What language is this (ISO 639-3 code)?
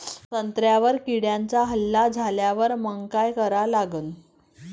mar